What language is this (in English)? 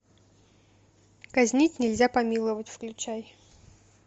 Russian